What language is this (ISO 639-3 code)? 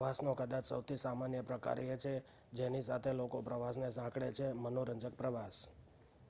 guj